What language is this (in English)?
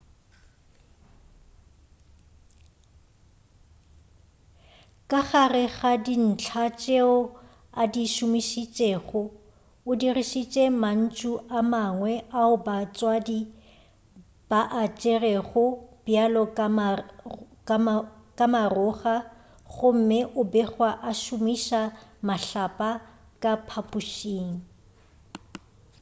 Northern Sotho